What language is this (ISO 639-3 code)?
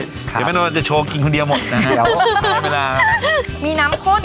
tha